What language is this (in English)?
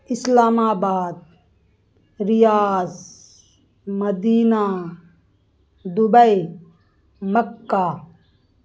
Urdu